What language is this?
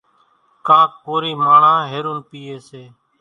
Kachi Koli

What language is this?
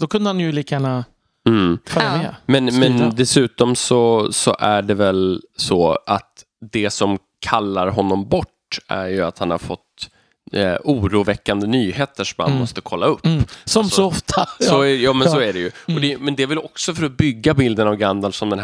Swedish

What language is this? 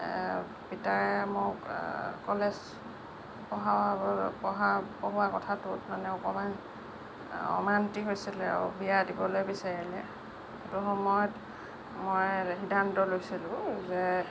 Assamese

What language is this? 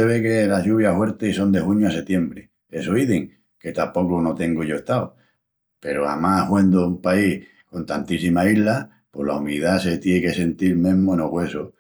Extremaduran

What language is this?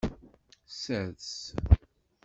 Kabyle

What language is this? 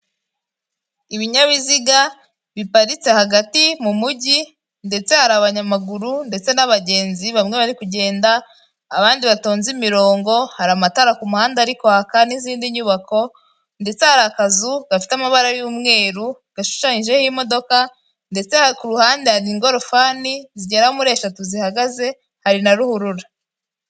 Kinyarwanda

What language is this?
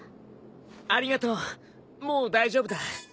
Japanese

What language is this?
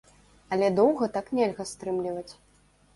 Belarusian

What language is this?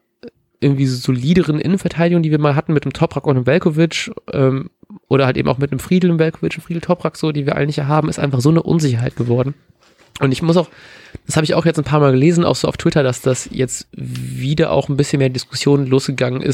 German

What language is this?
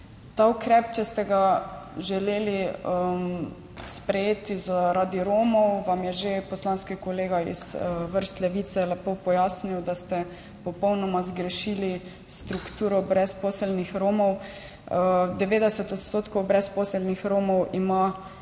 Slovenian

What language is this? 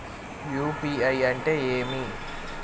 Telugu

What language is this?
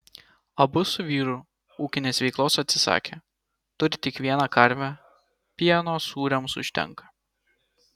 Lithuanian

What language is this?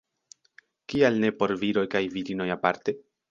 Esperanto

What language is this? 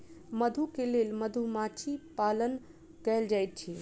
Maithili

